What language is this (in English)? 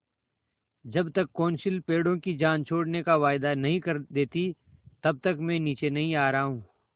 Hindi